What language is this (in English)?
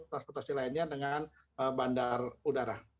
Indonesian